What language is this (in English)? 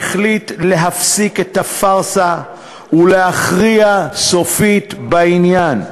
Hebrew